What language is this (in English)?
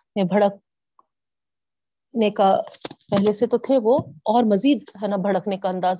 Urdu